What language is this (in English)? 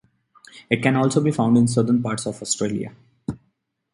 English